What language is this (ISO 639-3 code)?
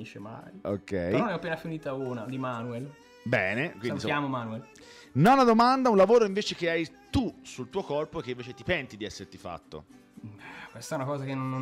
ita